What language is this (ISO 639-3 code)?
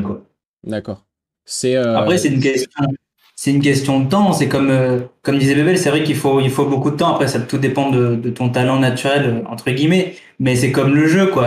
fra